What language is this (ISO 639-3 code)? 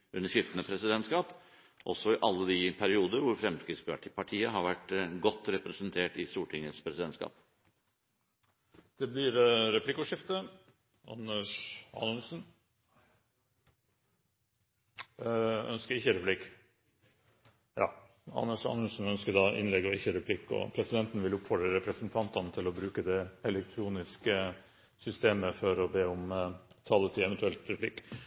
nor